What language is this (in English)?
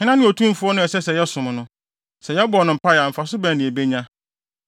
Akan